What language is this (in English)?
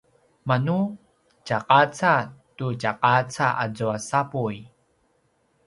Paiwan